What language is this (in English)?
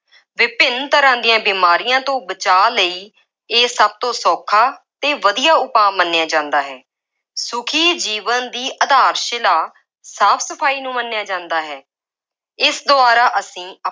Punjabi